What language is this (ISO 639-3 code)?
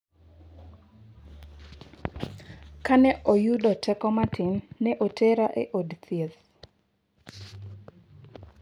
luo